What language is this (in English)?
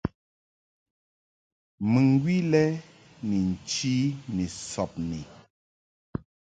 Mungaka